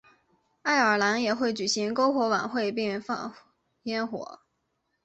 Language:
Chinese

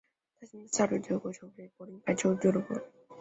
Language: Chinese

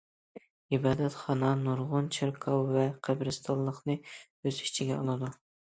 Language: Uyghur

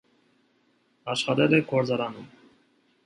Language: Armenian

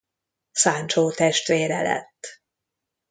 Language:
Hungarian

